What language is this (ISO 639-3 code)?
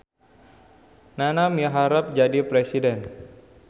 sun